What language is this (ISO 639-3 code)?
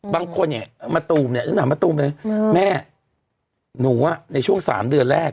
tha